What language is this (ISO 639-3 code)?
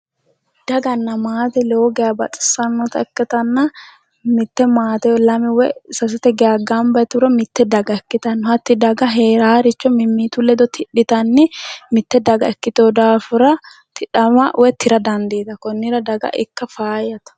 sid